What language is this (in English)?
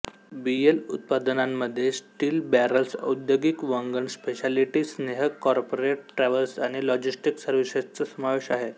Marathi